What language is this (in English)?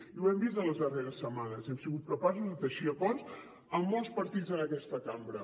Catalan